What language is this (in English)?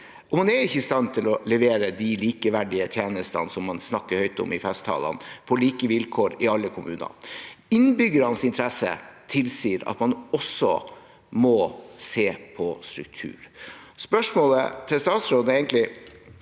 Norwegian